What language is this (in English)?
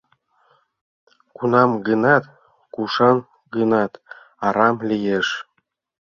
Mari